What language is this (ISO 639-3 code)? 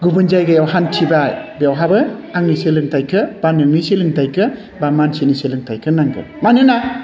brx